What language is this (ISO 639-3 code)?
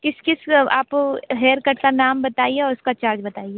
hin